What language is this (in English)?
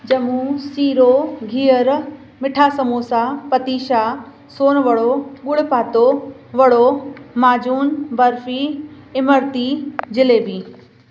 Sindhi